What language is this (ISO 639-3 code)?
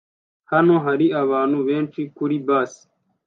kin